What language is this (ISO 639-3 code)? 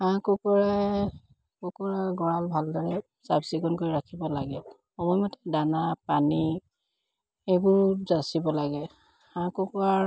asm